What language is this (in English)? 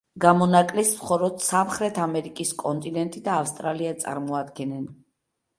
Georgian